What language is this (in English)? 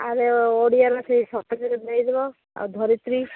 Odia